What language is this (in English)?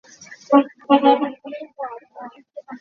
Hakha Chin